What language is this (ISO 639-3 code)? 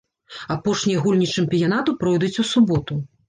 bel